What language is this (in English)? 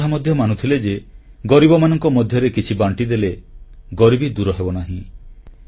Odia